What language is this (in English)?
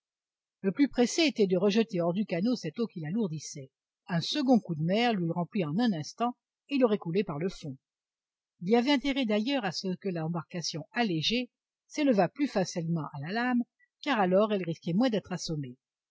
French